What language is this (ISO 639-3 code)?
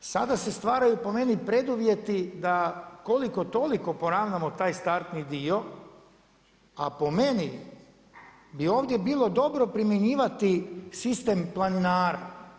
hrv